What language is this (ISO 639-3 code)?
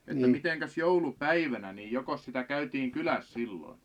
fin